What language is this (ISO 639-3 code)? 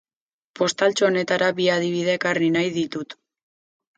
eus